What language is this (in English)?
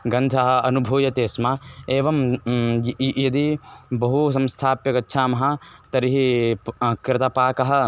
Sanskrit